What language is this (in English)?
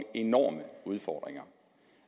Danish